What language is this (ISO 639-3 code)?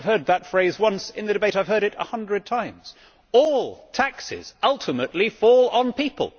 eng